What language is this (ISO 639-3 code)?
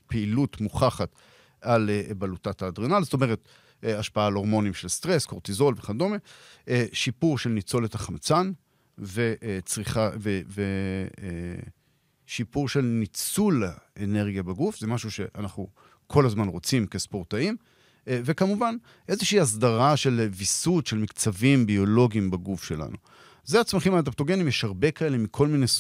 heb